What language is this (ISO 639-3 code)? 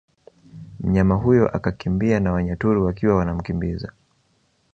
swa